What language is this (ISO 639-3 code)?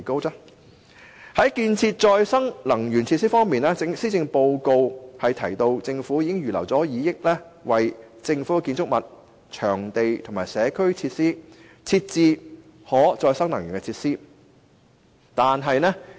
yue